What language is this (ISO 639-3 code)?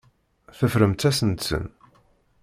kab